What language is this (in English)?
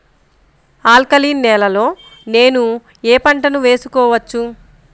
Telugu